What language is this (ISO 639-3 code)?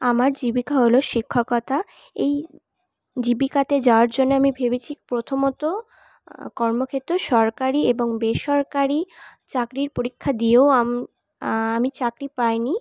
ben